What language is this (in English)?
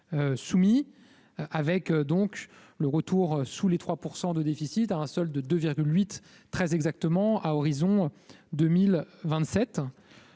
French